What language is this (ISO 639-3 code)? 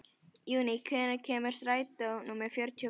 isl